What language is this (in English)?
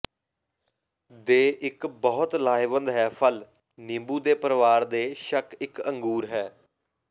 Punjabi